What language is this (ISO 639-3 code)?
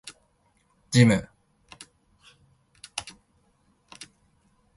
jpn